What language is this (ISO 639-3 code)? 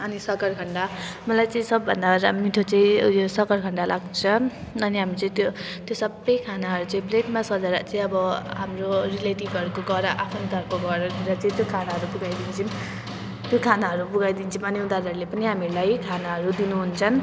nep